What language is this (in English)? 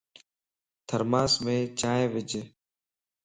Lasi